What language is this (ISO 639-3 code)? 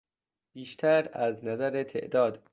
fas